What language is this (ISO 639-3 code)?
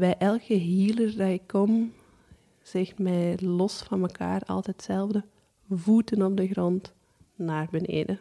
nld